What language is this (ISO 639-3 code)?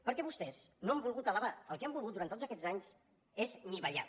cat